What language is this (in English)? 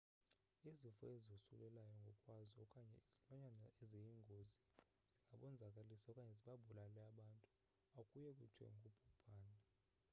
Xhosa